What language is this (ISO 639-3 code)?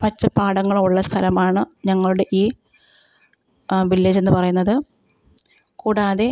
mal